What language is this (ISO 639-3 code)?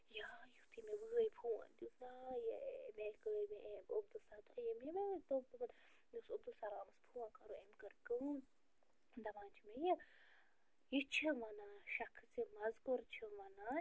kas